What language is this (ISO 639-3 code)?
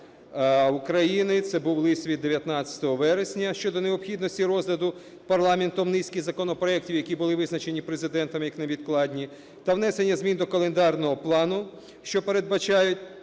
ukr